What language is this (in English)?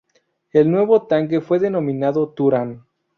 Spanish